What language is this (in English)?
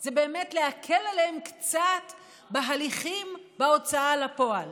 Hebrew